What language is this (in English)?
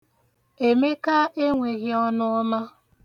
Igbo